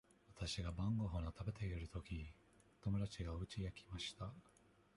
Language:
Japanese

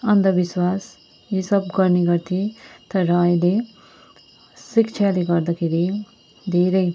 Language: Nepali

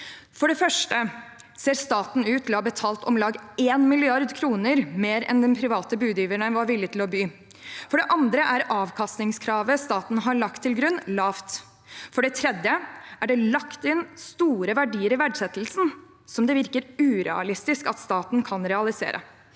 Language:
Norwegian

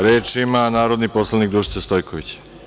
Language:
Serbian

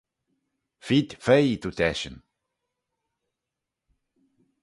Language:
Manx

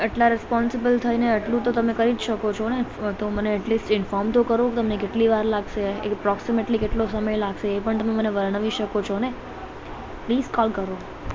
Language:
Gujarati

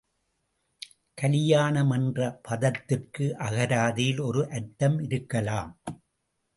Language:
Tamil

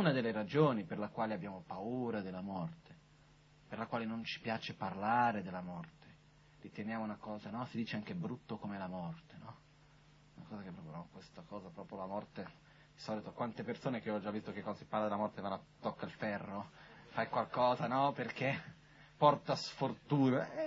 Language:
Italian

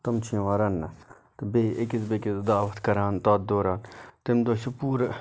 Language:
Kashmiri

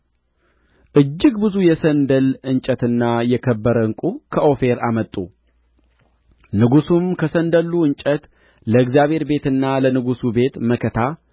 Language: Amharic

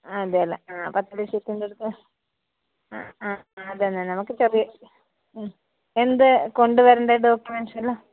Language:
Malayalam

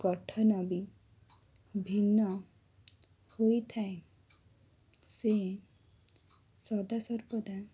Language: Odia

